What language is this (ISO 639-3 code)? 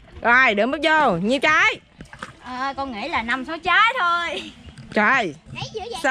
vie